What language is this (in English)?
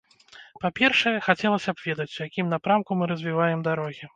Belarusian